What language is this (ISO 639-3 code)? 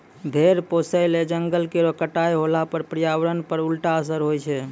mai